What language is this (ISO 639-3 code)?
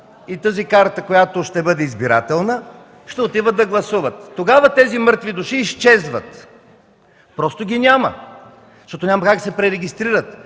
bul